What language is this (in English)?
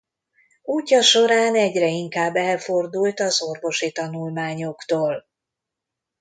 Hungarian